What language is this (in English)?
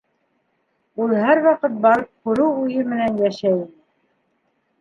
Bashkir